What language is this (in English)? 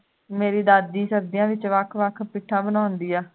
Punjabi